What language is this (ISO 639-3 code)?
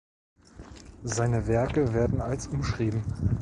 deu